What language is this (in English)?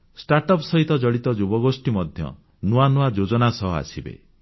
Odia